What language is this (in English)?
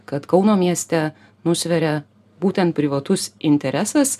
Lithuanian